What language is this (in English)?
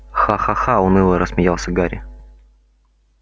Russian